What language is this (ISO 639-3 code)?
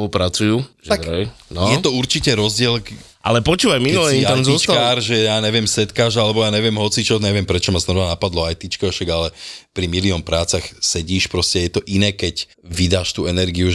slk